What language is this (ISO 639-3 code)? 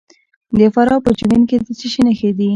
pus